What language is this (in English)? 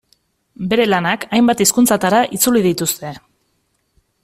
Basque